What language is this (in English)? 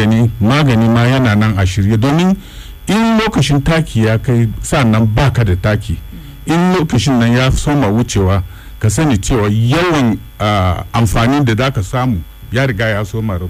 Swahili